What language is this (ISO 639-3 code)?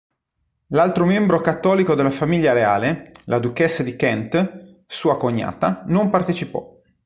ita